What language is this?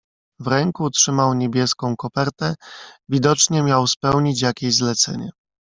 Polish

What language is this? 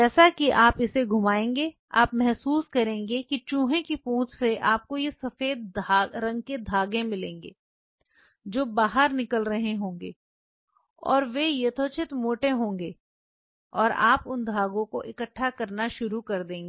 Hindi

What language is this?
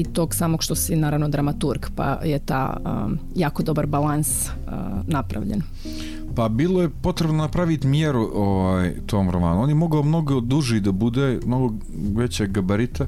Croatian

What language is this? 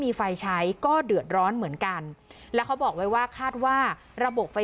Thai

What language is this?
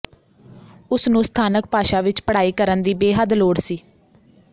Punjabi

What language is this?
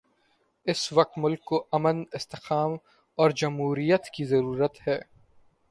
Urdu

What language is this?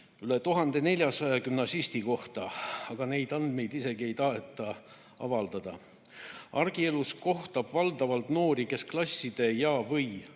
Estonian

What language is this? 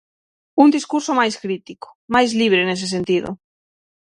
Galician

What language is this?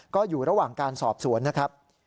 Thai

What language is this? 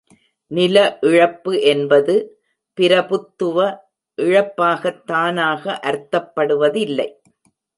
Tamil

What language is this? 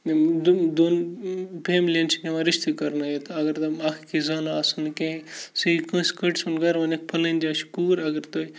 Kashmiri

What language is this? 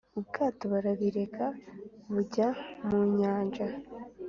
Kinyarwanda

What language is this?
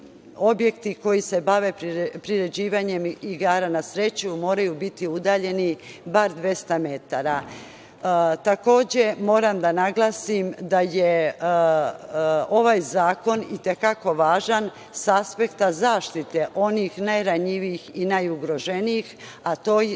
Serbian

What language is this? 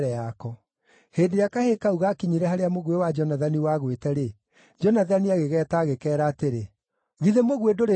Kikuyu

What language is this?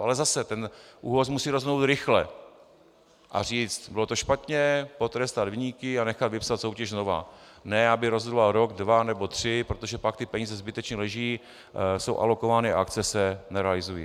Czech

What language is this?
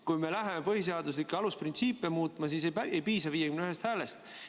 Estonian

